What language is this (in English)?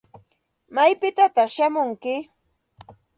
Santa Ana de Tusi Pasco Quechua